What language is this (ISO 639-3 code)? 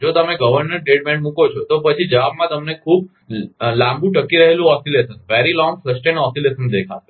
guj